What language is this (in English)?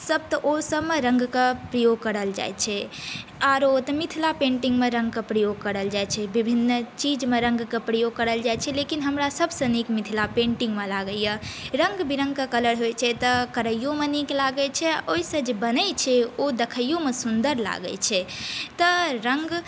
Maithili